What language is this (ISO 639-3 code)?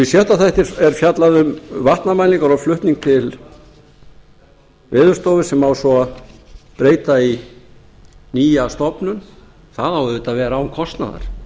isl